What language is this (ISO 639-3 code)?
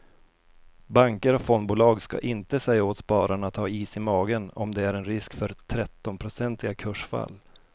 swe